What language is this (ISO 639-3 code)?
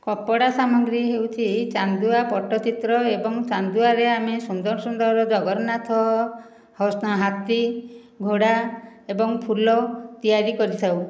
ori